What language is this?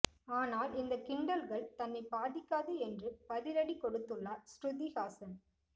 Tamil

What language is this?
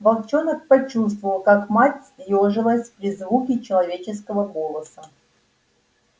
Russian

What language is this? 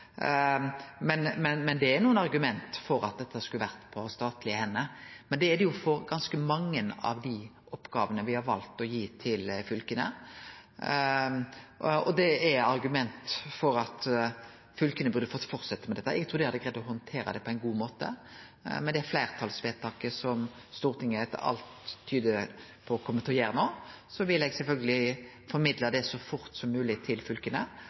Norwegian Nynorsk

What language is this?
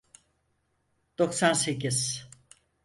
Turkish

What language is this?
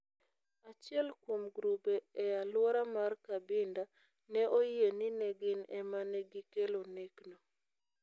Luo (Kenya and Tanzania)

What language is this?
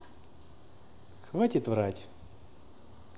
Russian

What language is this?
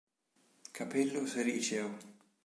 Italian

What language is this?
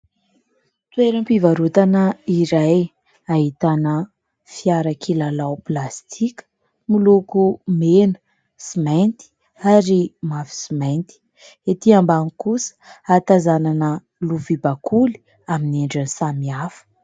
Malagasy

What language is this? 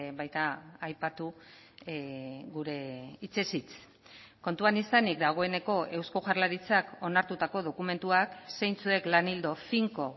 Basque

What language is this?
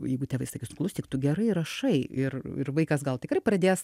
Lithuanian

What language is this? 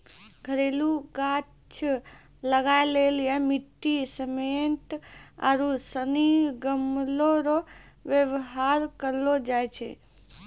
Maithili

